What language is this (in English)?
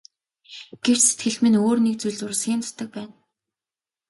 Mongolian